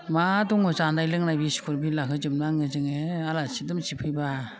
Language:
Bodo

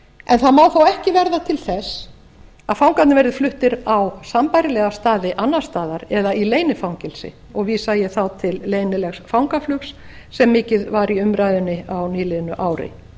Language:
Icelandic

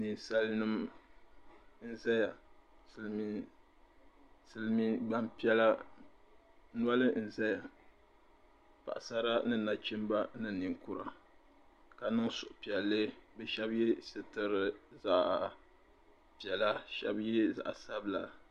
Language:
Dagbani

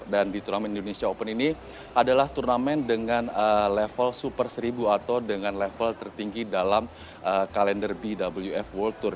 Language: Indonesian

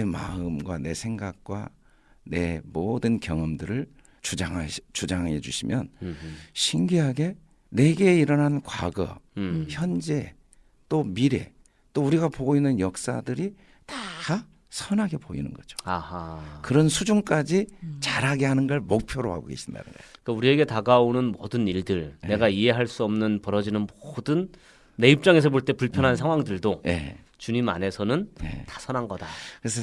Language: Korean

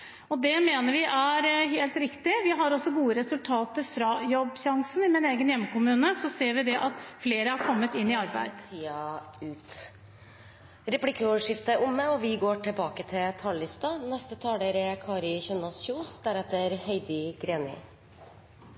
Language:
Norwegian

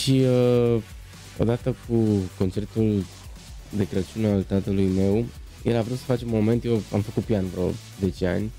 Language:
Romanian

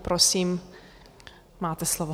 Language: Czech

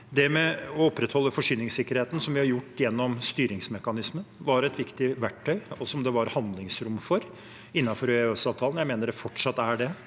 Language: Norwegian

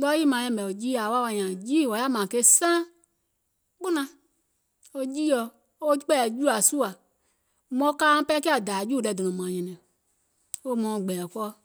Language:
Gola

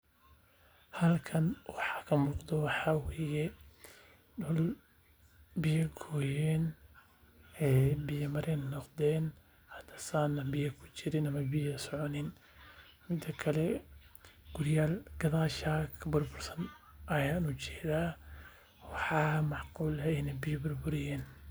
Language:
Somali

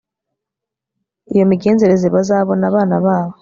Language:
Kinyarwanda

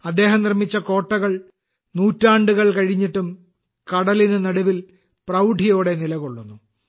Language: Malayalam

